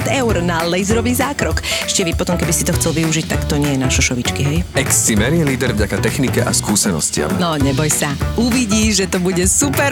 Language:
Slovak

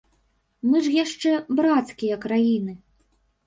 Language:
Belarusian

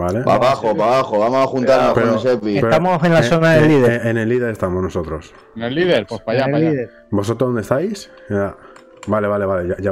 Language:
Spanish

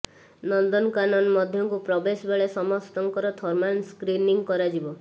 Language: Odia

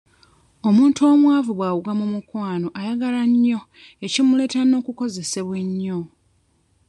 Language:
Ganda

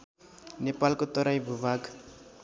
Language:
Nepali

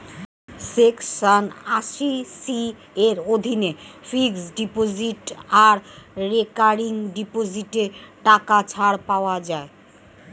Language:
Bangla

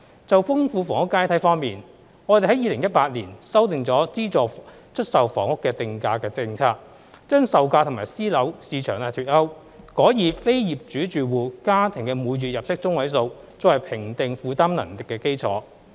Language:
Cantonese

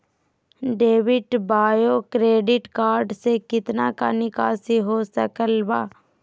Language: Magahi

